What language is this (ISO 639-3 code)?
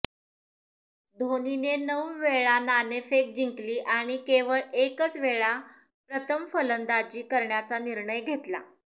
mar